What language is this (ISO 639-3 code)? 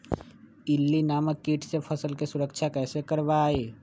mag